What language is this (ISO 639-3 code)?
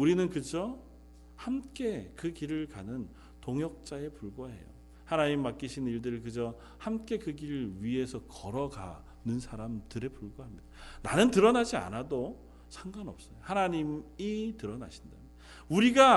kor